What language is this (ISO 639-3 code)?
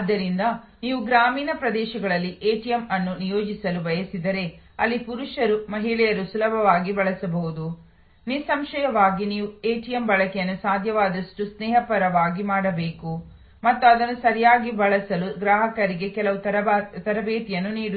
kan